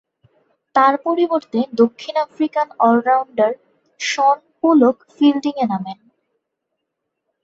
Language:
Bangla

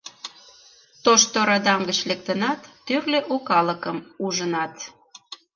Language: Mari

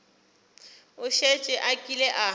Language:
Northern Sotho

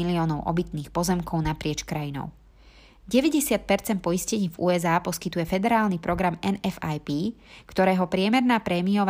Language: Slovak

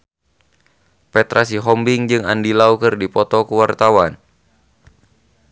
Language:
Sundanese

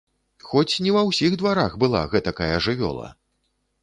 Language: Belarusian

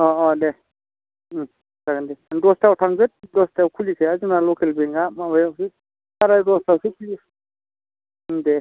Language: Bodo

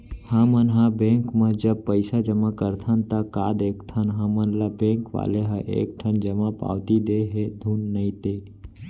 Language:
Chhattisgarhi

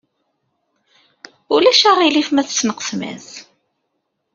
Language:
Kabyle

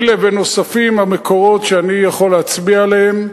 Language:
Hebrew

